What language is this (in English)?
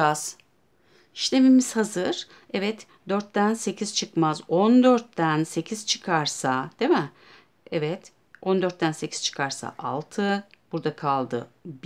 Turkish